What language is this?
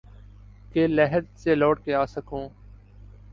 Urdu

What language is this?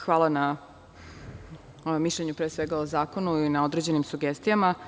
Serbian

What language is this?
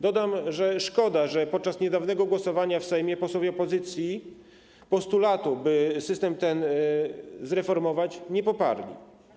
Polish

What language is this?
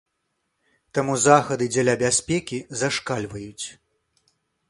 Belarusian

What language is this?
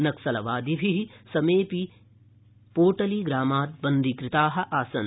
Sanskrit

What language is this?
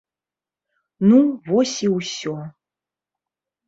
Belarusian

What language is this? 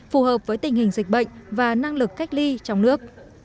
Vietnamese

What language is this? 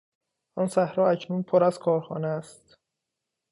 Persian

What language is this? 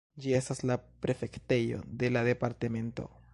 Esperanto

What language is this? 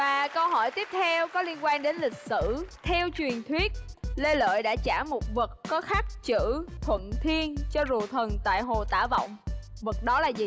Vietnamese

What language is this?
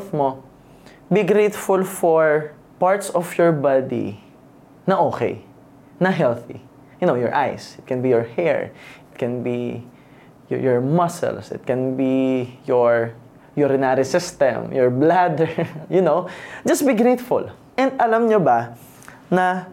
Filipino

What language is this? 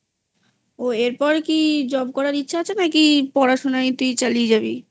Bangla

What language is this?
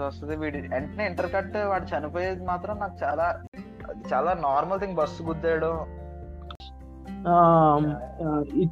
Telugu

